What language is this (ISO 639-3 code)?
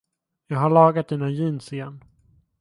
swe